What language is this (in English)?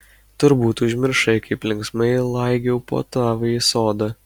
Lithuanian